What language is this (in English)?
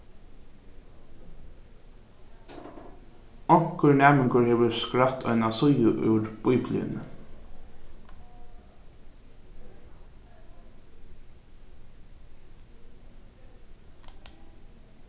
Faroese